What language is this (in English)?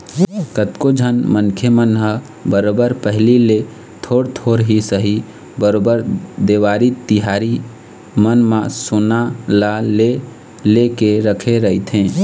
Chhattisgarhi